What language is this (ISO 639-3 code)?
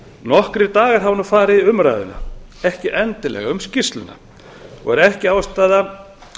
isl